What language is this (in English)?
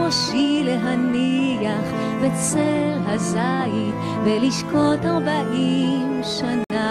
Hebrew